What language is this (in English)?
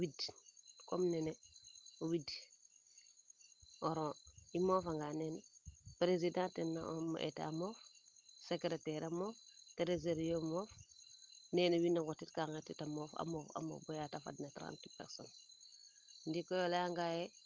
Serer